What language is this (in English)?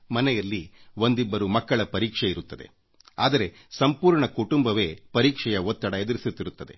Kannada